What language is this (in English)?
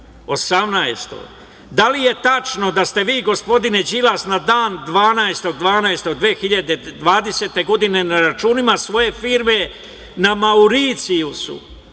Serbian